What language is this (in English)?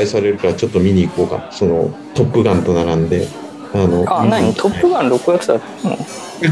Japanese